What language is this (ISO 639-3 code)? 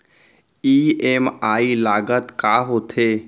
hne